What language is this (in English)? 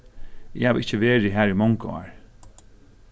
Faroese